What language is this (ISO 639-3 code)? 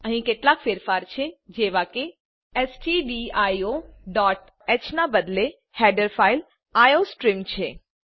guj